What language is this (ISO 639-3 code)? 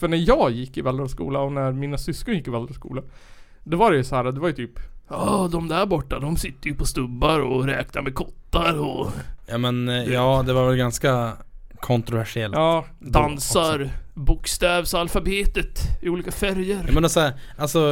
swe